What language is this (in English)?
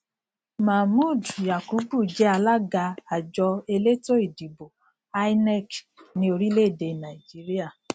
Yoruba